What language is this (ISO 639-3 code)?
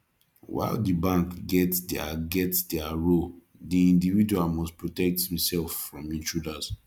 pcm